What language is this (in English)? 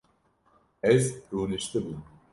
Kurdish